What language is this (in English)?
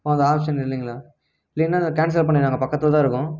Tamil